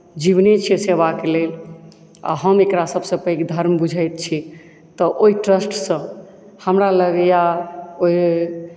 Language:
Maithili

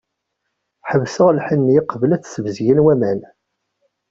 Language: Kabyle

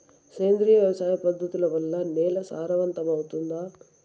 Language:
Telugu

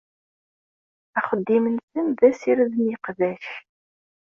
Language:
Kabyle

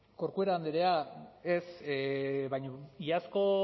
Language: Basque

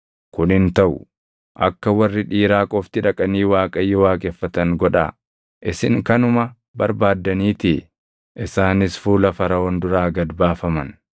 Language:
Oromo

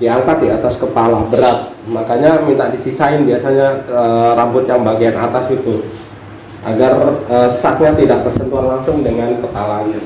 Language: Indonesian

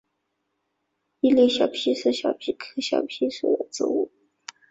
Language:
Chinese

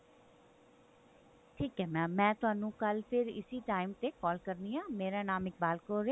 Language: Punjabi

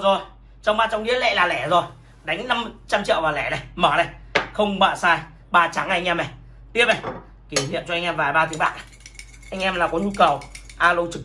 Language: Vietnamese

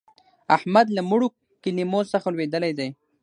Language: Pashto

